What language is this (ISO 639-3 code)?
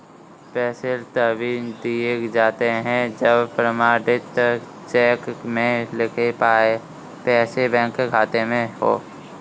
hin